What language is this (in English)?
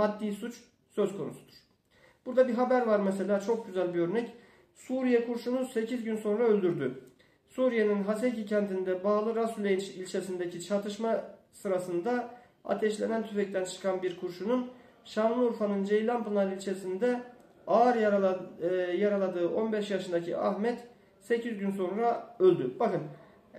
Turkish